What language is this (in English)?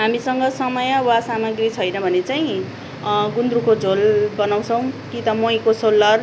Nepali